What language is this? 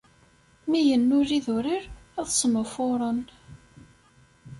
Kabyle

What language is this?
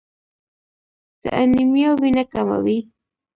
Pashto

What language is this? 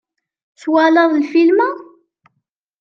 Kabyle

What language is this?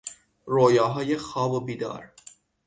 Persian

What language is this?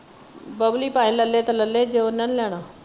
Punjabi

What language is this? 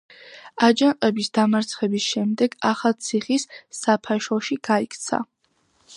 Georgian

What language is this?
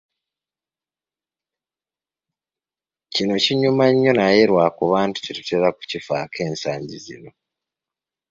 Ganda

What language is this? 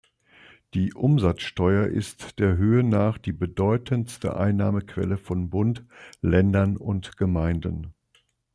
German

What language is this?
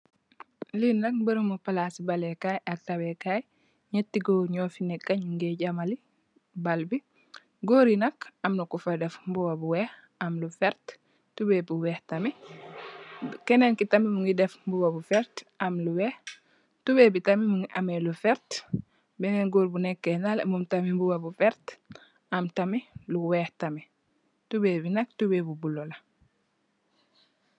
Wolof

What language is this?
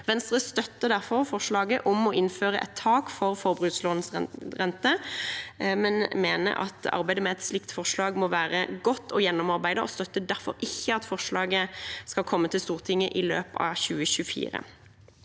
Norwegian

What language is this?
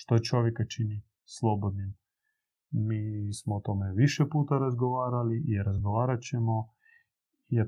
Croatian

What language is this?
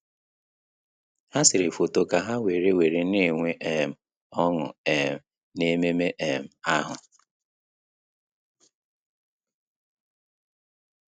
Igbo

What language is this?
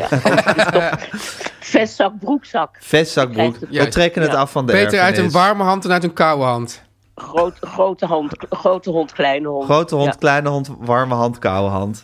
Dutch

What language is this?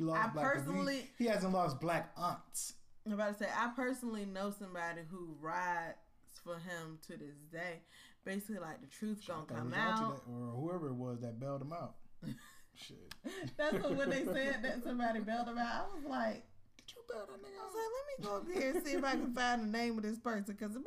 English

